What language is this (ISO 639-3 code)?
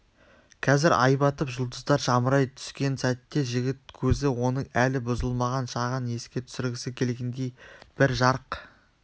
kaz